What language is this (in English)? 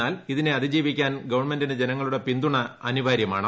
Malayalam